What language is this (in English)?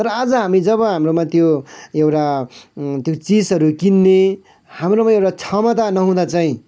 Nepali